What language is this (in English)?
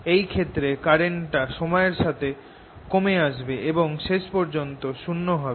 Bangla